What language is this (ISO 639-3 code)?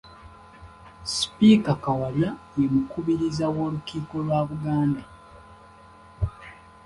lug